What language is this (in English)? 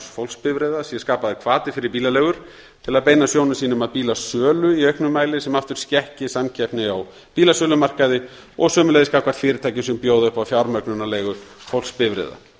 Icelandic